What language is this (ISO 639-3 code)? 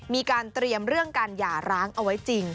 tha